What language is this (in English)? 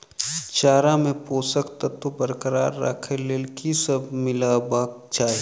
Maithili